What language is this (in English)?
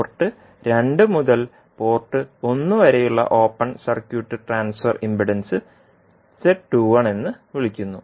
Malayalam